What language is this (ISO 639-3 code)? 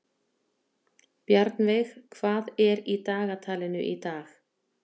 isl